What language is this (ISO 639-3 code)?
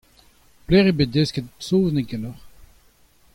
bre